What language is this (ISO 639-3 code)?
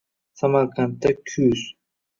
uzb